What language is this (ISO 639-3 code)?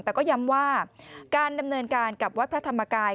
tha